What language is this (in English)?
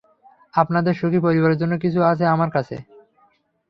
Bangla